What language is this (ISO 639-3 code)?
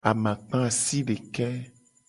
gej